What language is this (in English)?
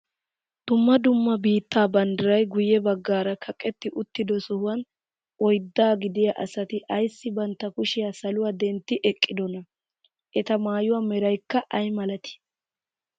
Wolaytta